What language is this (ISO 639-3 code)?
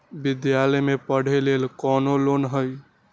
mag